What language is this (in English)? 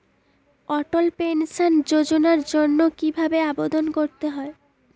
Bangla